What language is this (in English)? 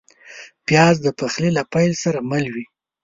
Pashto